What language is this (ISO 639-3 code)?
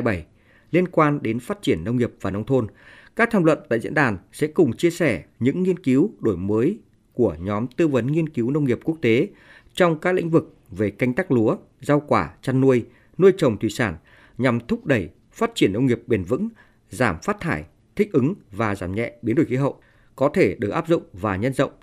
vie